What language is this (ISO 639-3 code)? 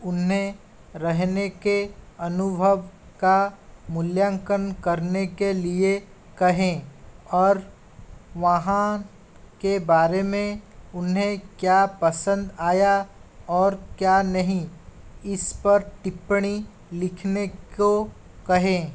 hin